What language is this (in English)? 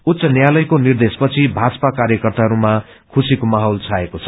Nepali